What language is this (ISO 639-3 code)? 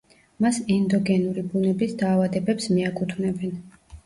kat